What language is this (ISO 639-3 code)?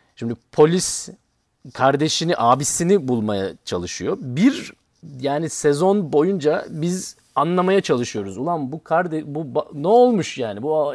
tur